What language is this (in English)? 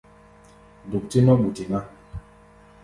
Gbaya